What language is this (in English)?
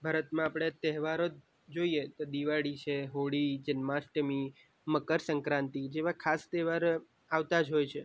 Gujarati